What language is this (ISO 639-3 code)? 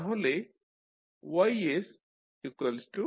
ben